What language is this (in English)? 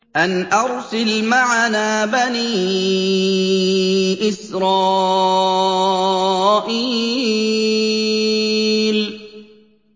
Arabic